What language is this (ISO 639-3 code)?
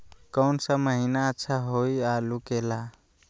mag